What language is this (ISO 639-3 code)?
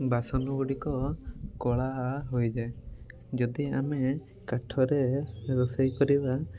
ori